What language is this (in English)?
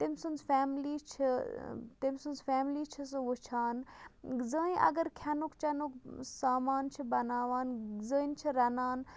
Kashmiri